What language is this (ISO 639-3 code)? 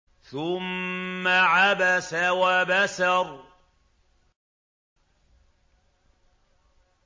ara